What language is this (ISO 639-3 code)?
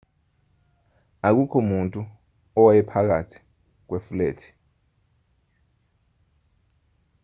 zul